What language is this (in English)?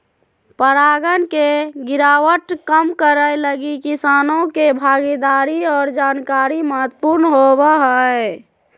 Magahi